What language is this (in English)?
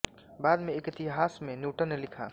Hindi